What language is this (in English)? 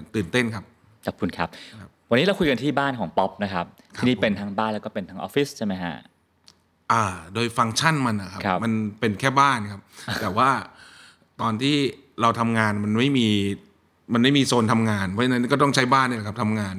Thai